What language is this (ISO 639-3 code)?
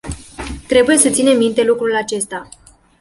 ron